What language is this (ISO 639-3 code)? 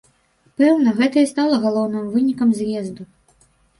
bel